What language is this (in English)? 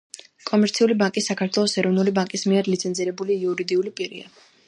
Georgian